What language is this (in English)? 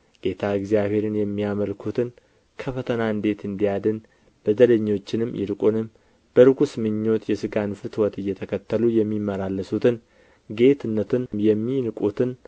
Amharic